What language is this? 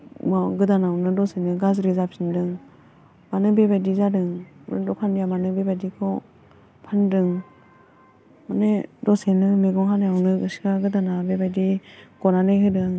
Bodo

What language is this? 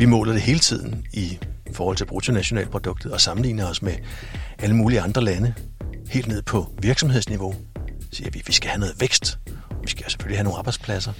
Danish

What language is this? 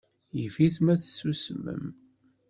Kabyle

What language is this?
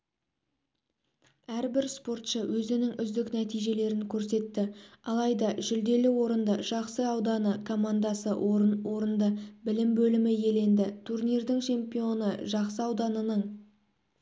Kazakh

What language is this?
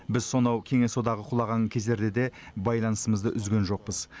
Kazakh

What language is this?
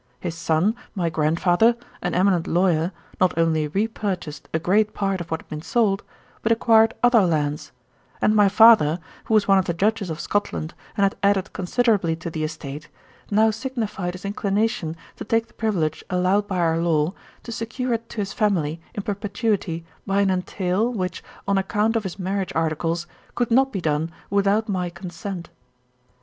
English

